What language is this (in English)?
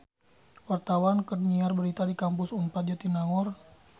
Sundanese